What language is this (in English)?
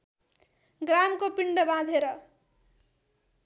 Nepali